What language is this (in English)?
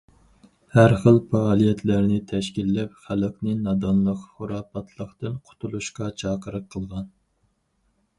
Uyghur